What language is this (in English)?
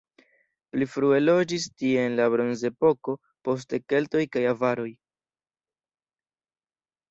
Esperanto